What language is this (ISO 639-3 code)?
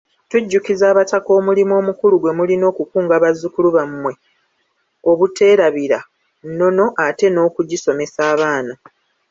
lug